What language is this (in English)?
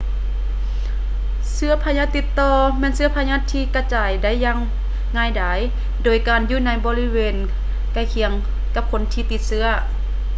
Lao